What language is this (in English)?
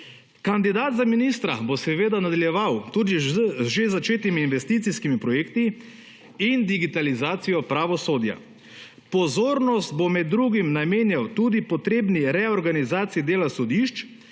Slovenian